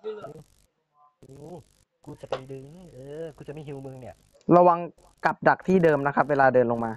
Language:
Thai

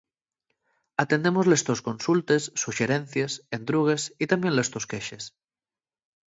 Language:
Asturian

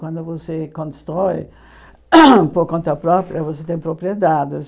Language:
Portuguese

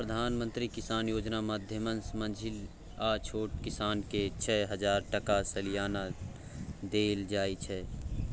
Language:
Maithili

